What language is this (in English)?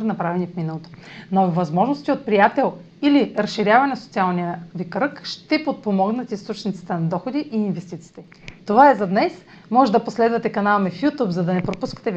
Bulgarian